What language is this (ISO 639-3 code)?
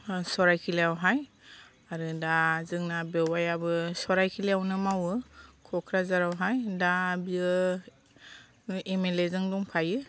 brx